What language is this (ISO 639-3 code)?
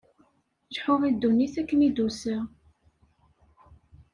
kab